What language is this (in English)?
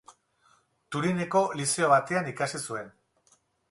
Basque